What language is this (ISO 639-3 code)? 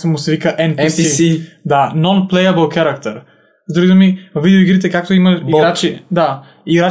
bul